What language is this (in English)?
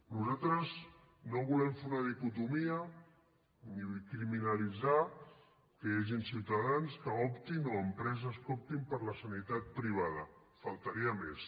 Catalan